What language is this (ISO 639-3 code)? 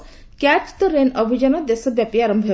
ori